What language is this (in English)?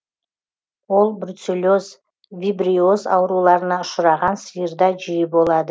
Kazakh